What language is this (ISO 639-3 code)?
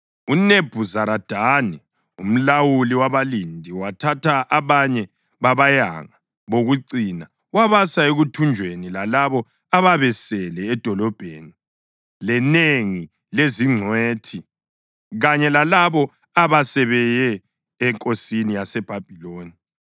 nde